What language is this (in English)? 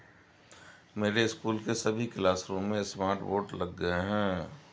Hindi